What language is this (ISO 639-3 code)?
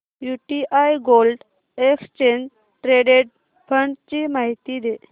mar